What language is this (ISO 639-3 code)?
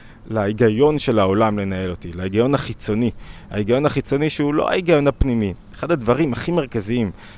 heb